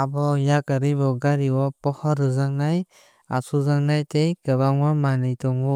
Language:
Kok Borok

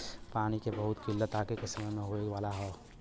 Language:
Bhojpuri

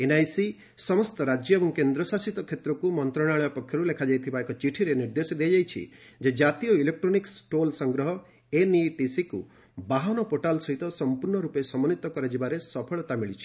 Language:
Odia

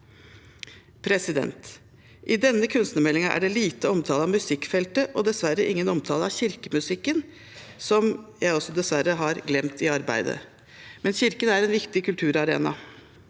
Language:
Norwegian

